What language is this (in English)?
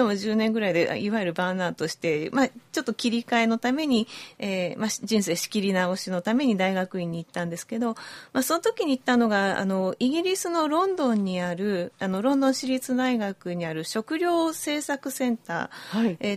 Japanese